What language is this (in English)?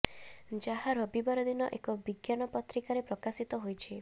Odia